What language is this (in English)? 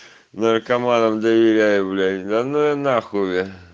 Russian